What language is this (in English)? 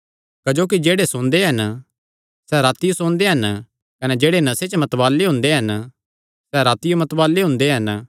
Kangri